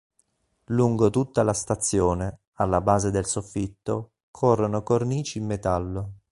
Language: Italian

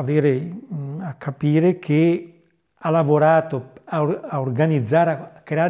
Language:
Italian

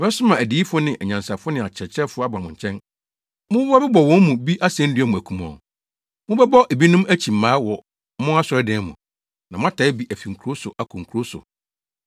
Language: Akan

